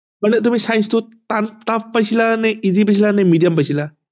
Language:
Assamese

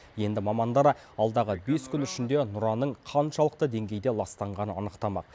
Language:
Kazakh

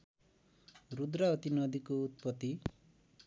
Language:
Nepali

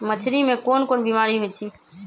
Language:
Magahi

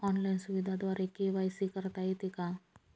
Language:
Marathi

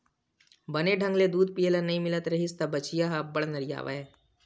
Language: Chhattisgarhi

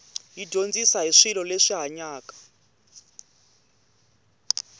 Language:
Tsonga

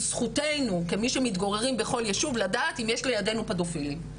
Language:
Hebrew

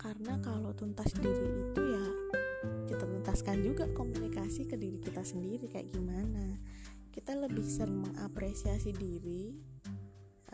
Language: Indonesian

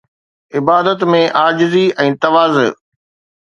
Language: Sindhi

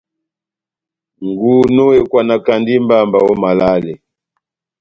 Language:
Batanga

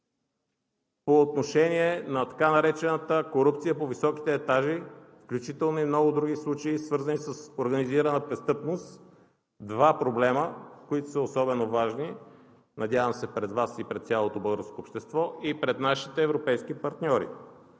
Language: Bulgarian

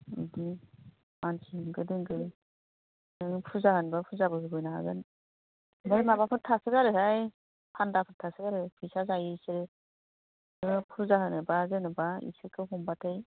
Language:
Bodo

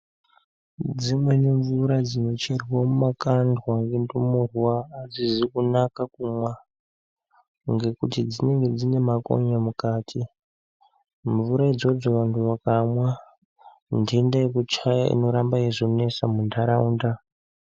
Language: Ndau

